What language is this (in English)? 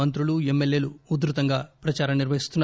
Telugu